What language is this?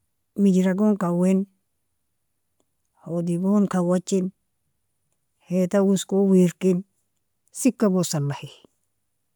Nobiin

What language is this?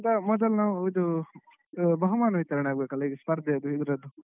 Kannada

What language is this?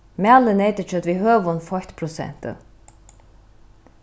Faroese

